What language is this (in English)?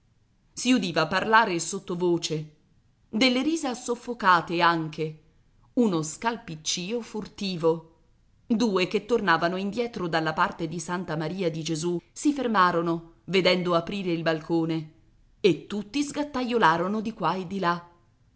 Italian